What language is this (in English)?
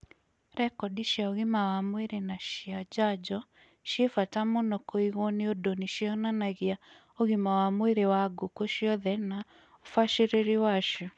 Kikuyu